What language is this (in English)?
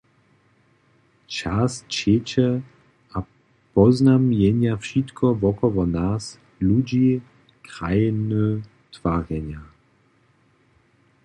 Upper Sorbian